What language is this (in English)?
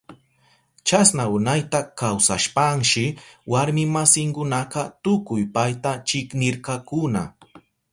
Southern Pastaza Quechua